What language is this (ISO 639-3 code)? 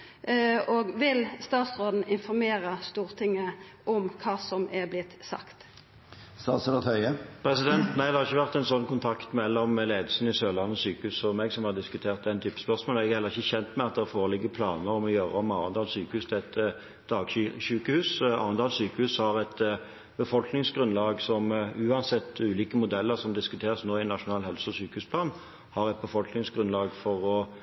nor